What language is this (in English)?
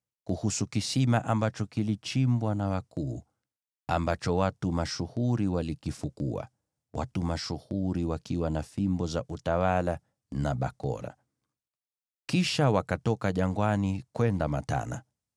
Swahili